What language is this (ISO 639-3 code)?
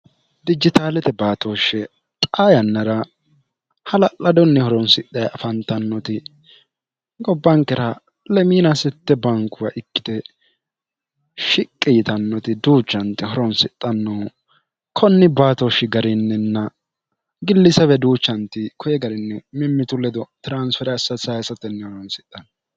sid